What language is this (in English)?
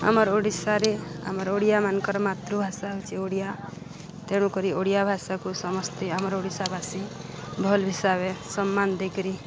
Odia